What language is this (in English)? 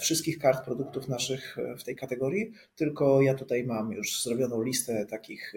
Polish